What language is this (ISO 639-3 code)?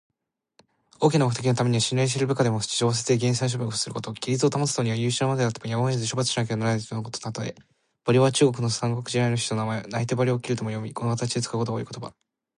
jpn